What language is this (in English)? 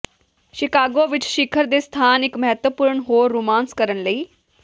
Punjabi